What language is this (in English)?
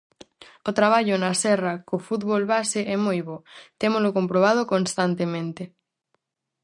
Galician